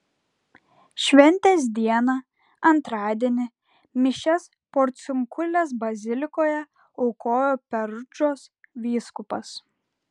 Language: Lithuanian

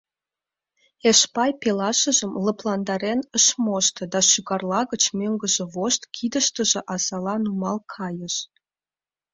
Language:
Mari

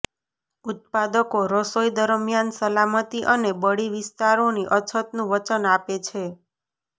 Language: Gujarati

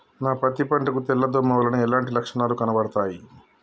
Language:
Telugu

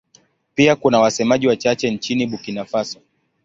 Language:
Swahili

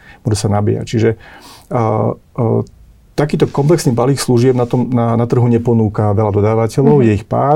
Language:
Slovak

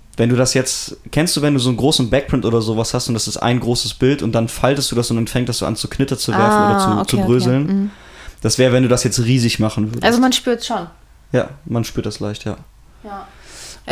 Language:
German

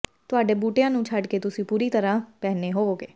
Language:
Punjabi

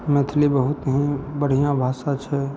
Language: Maithili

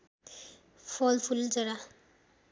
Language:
Nepali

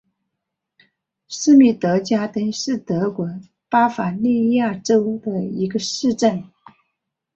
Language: Chinese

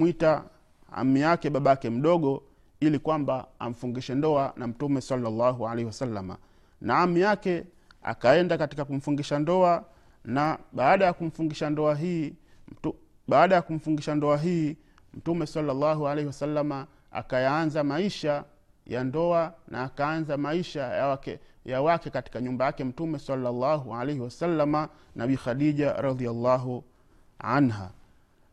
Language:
Swahili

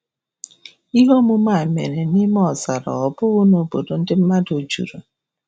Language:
Igbo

